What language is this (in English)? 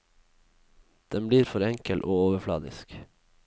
Norwegian